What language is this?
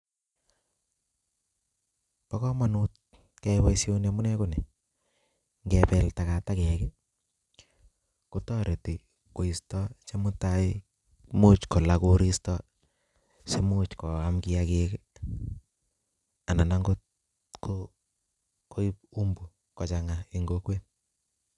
Kalenjin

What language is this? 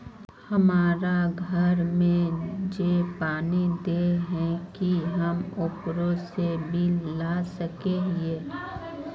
Magahi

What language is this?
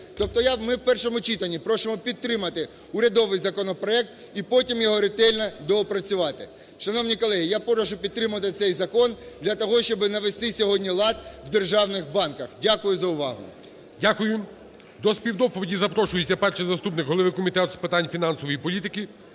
Ukrainian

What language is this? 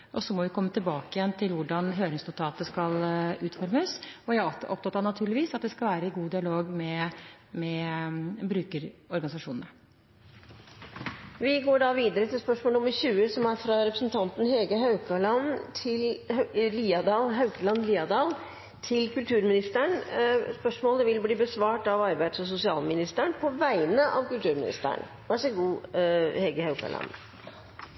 Norwegian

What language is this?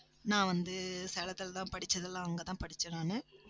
Tamil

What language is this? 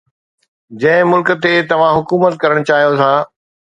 Sindhi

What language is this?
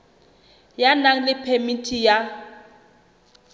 Southern Sotho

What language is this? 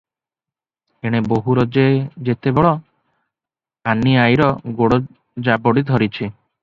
Odia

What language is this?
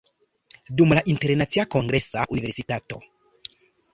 Esperanto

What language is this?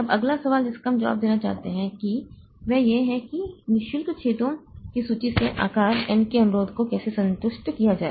Hindi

